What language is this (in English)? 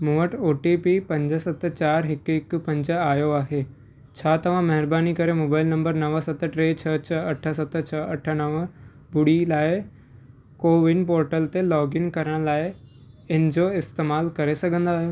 Sindhi